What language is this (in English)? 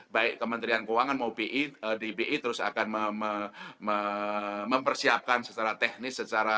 Indonesian